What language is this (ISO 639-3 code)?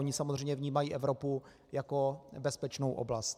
ces